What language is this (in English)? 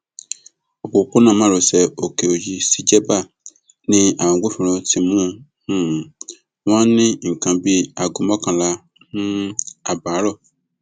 Yoruba